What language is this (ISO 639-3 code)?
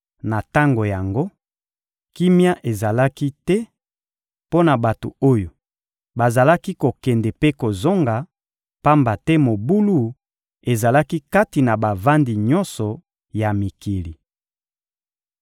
lin